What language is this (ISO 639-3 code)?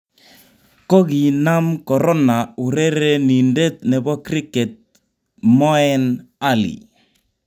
kln